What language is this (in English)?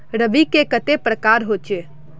Magahi